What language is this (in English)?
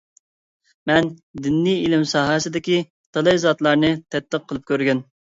Uyghur